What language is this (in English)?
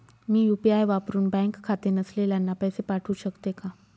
Marathi